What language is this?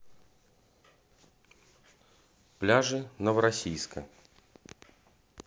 Russian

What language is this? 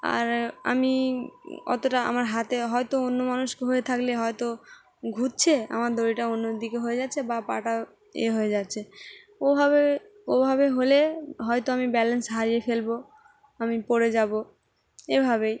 Bangla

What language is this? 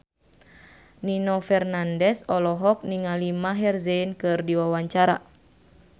Sundanese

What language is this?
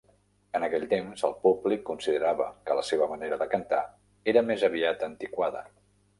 Catalan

